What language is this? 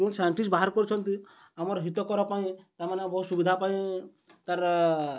Odia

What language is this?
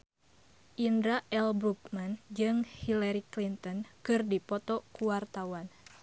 Sundanese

